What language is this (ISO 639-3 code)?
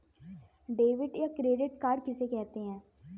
hin